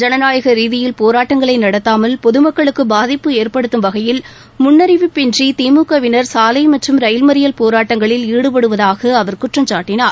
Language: Tamil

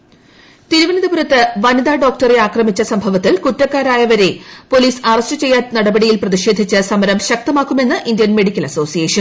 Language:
Malayalam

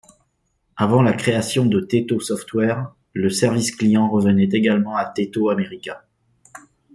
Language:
French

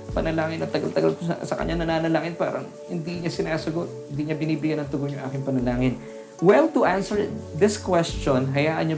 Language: Filipino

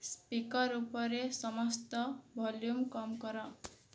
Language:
Odia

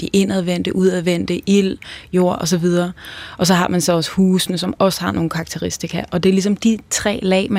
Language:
Danish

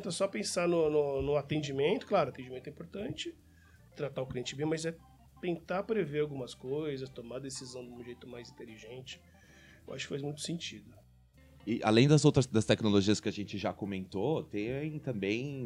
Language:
Portuguese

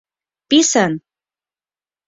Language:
Mari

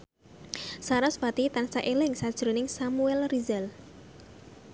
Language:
Javanese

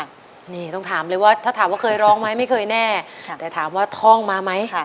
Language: Thai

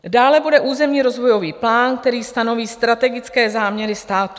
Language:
Czech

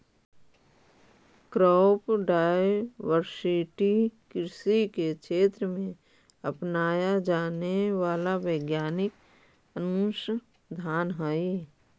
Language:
Magahi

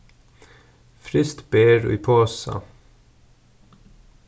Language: Faroese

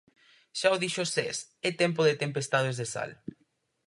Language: Galician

